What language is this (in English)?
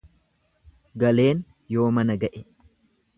Oromo